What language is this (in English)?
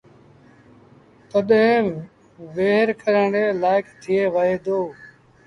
Sindhi Bhil